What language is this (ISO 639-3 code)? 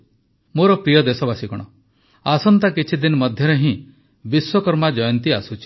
ori